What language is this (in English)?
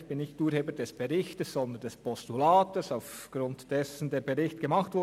Swiss German